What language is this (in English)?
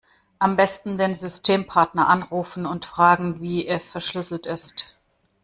German